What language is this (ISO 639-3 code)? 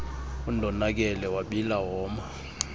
xho